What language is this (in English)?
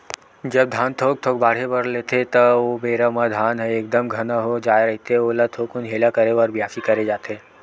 Chhattisgarhi